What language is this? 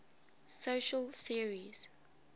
English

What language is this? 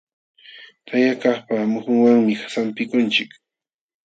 Jauja Wanca Quechua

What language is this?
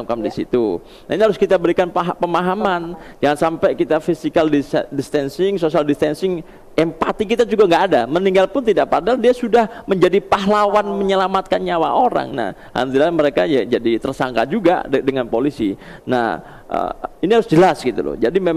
Indonesian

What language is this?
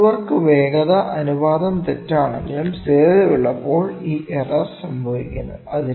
Malayalam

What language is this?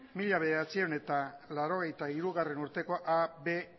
Basque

